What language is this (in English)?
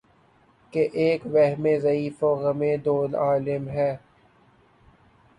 Urdu